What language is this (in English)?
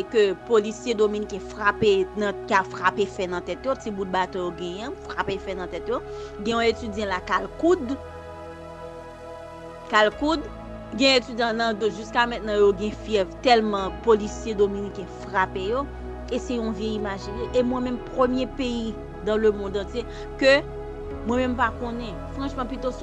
French